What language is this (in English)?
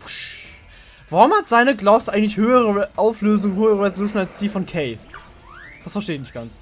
German